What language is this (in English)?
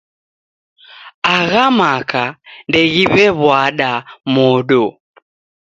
Taita